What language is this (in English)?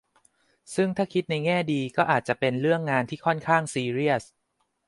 Thai